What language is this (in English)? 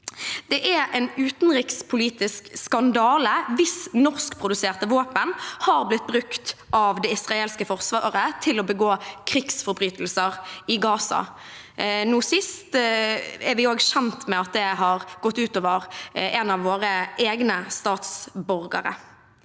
Norwegian